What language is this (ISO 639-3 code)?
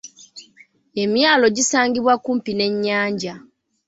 lug